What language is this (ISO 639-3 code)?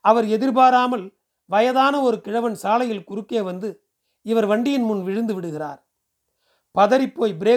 tam